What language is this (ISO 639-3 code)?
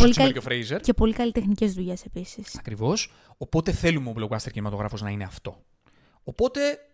ell